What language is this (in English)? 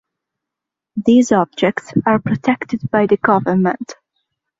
English